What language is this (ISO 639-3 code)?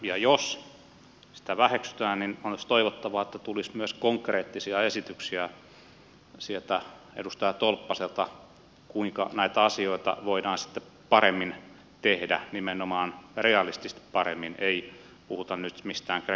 fin